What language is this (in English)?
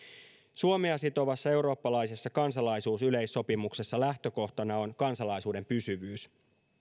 Finnish